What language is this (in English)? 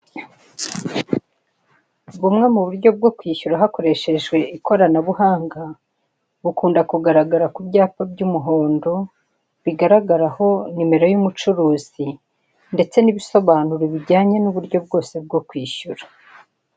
Kinyarwanda